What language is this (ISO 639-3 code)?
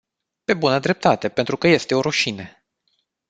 ron